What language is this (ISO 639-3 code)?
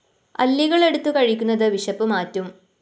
mal